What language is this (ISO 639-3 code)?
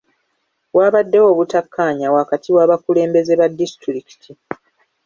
lug